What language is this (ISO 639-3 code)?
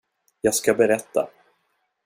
swe